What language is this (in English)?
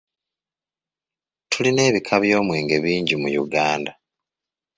Ganda